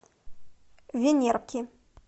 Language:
Russian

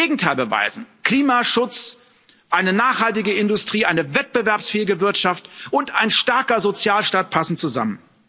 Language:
German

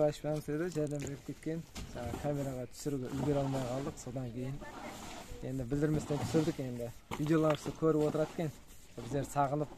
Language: Turkish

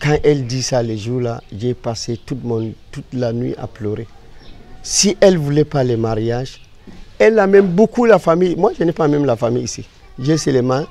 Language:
French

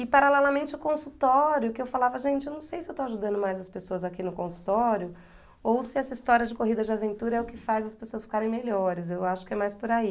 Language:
Portuguese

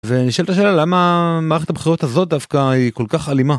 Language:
Hebrew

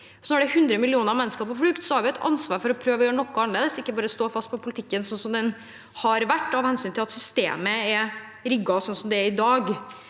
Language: Norwegian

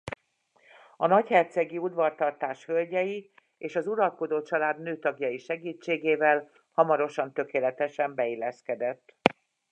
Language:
Hungarian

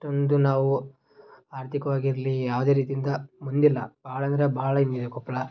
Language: Kannada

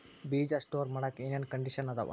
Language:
Kannada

